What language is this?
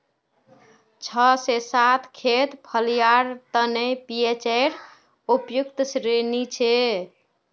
Magahi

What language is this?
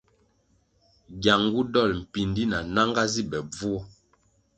Kwasio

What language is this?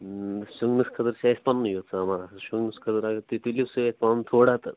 Kashmiri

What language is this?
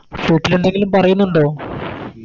Malayalam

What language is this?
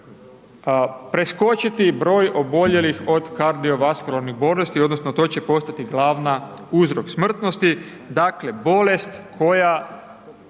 Croatian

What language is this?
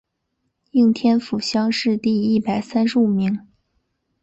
Chinese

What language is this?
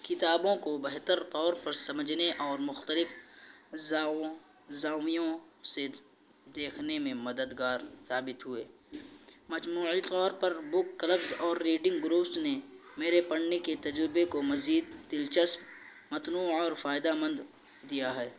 Urdu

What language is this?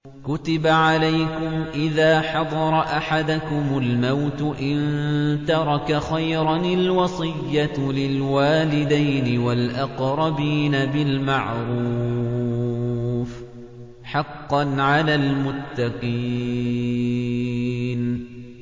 Arabic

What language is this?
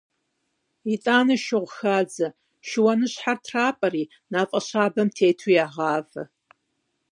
Kabardian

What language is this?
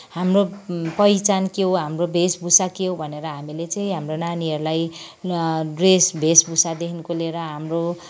Nepali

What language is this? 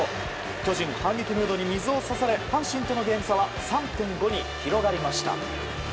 Japanese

